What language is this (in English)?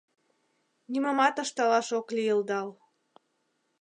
Mari